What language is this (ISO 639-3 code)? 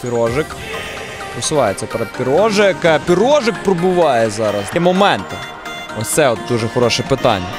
ukr